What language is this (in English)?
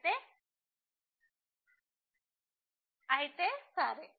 Telugu